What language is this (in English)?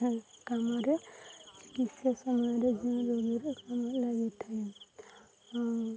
Odia